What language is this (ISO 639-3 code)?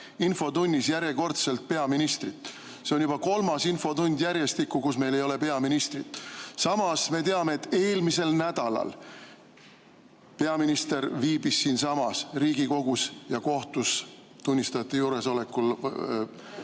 est